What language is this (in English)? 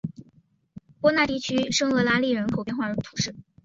Chinese